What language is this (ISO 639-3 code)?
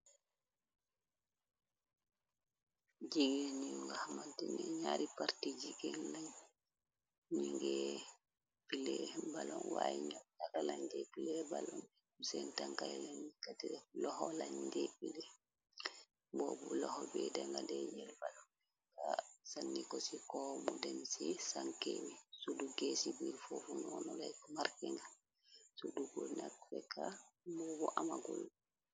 wol